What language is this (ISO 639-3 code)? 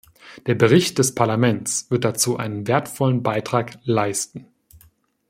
deu